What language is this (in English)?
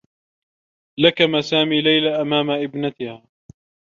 Arabic